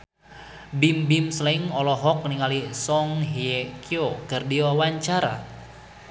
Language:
Sundanese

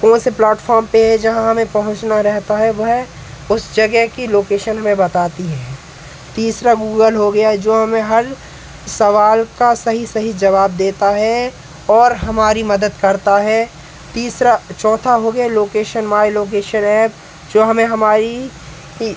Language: Hindi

